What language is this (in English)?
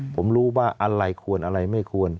Thai